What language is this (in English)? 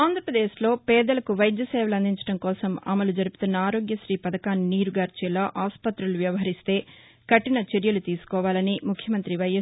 Telugu